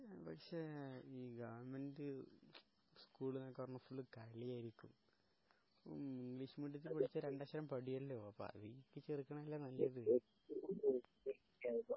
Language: Malayalam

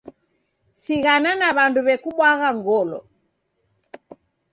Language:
Taita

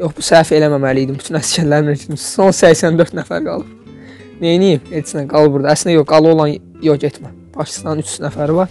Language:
Turkish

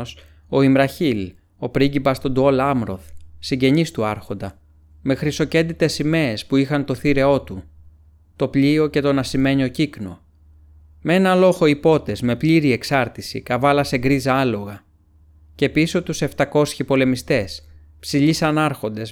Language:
Greek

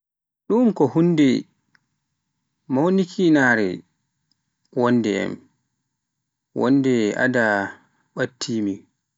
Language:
Pular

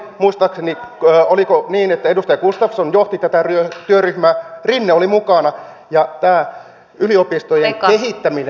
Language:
Finnish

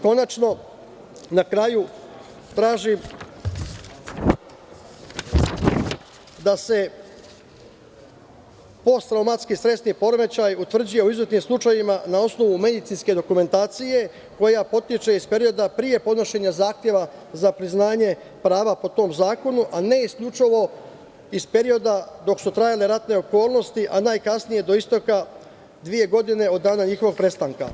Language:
Serbian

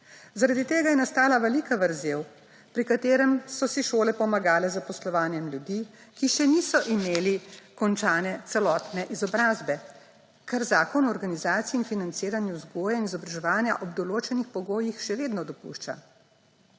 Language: Slovenian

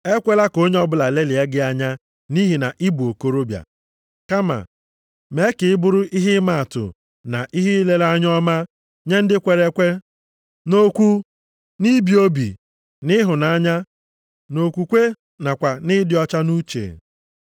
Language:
Igbo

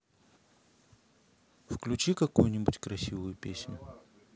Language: Russian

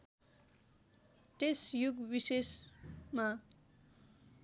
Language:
Nepali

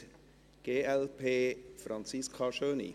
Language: Swiss German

